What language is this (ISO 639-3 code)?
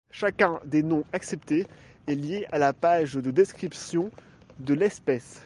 fra